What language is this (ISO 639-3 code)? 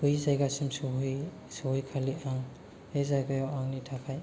brx